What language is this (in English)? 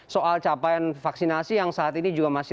Indonesian